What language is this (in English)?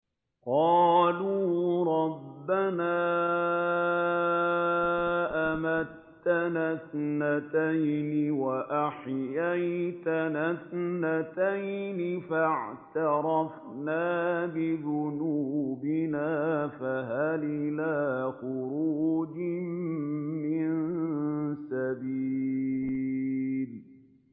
Arabic